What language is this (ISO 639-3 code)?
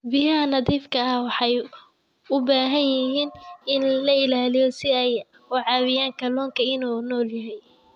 som